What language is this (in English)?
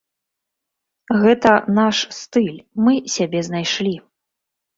Belarusian